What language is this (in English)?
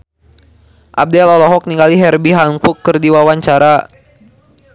Sundanese